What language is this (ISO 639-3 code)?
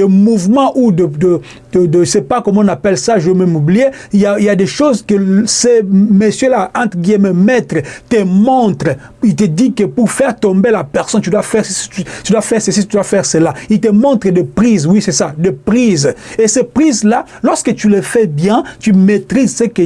fra